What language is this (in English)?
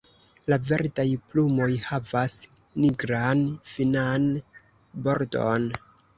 Esperanto